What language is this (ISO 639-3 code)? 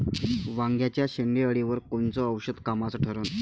mar